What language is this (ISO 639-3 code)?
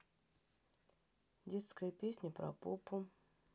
rus